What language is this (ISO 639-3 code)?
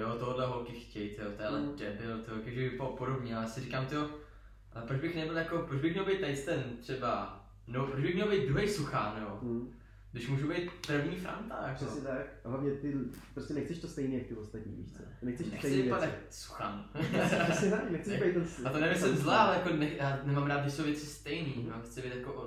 ces